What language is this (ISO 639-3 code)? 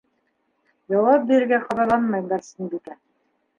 bak